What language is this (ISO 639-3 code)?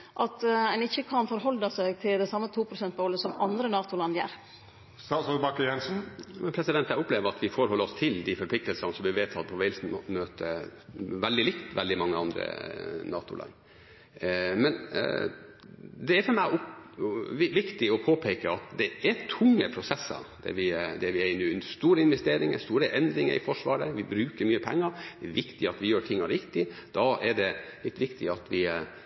nor